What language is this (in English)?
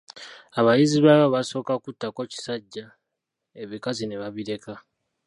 Ganda